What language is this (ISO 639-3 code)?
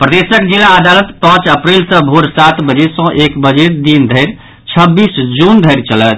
mai